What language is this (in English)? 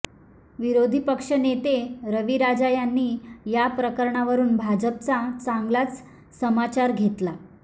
Marathi